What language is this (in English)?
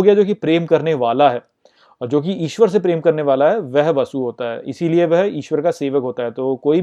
Hindi